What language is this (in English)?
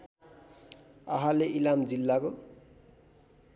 Nepali